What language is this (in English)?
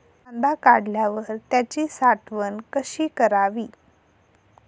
Marathi